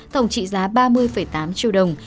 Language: Vietnamese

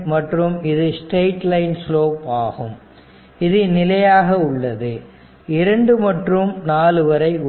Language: Tamil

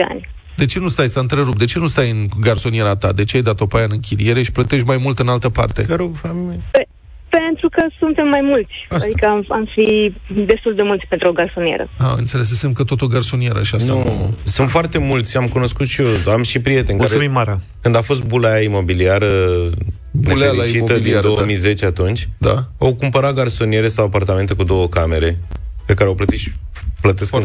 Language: Romanian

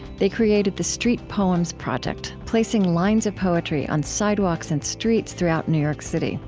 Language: English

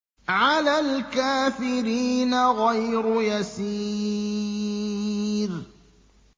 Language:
Arabic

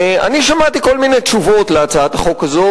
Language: Hebrew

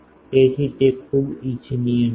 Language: Gujarati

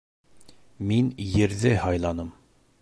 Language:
Bashkir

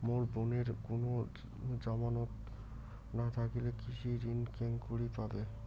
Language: Bangla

